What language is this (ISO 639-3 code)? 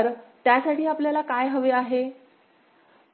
mar